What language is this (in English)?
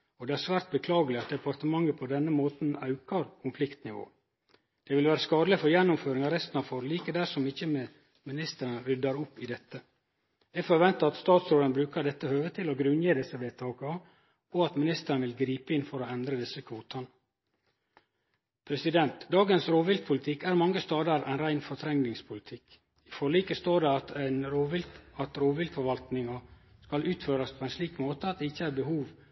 Norwegian Nynorsk